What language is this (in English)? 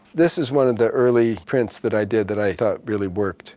English